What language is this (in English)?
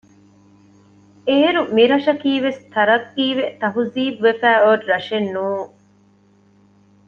Divehi